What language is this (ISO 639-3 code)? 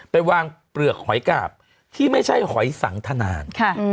tha